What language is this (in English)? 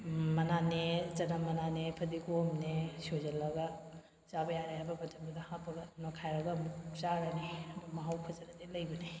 Manipuri